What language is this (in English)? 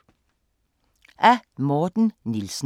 Danish